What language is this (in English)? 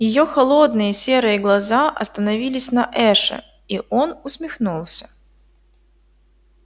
Russian